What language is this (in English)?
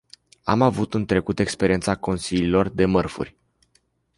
Romanian